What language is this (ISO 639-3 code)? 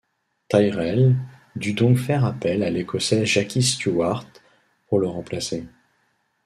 fra